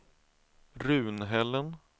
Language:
Swedish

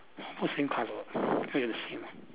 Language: English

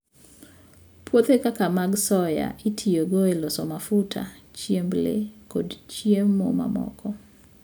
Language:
Luo (Kenya and Tanzania)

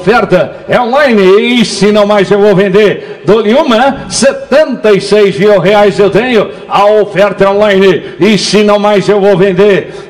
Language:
Portuguese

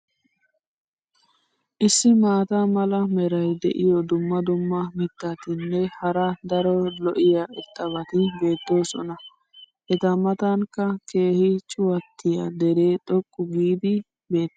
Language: Wolaytta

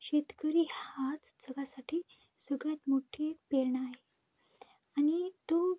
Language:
Marathi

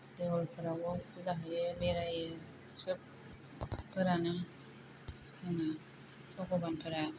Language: Bodo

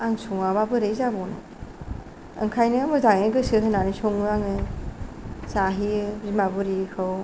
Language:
Bodo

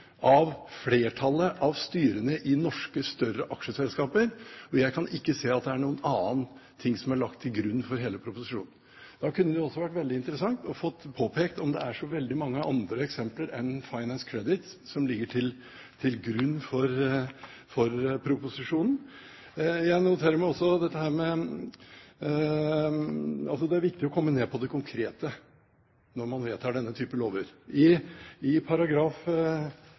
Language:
Norwegian Bokmål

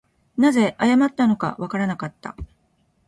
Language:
Japanese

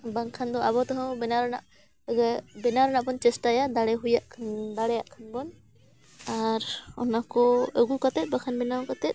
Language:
Santali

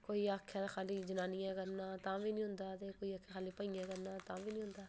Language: Dogri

